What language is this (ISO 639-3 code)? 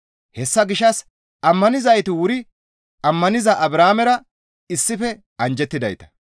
gmv